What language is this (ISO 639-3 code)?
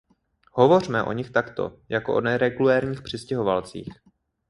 ces